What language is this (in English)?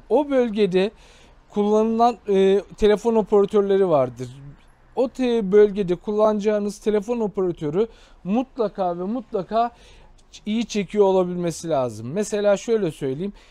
Turkish